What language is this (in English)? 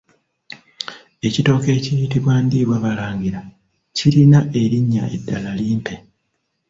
Ganda